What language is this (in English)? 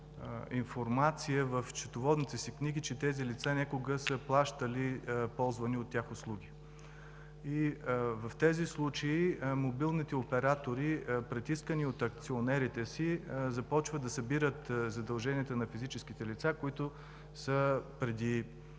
Bulgarian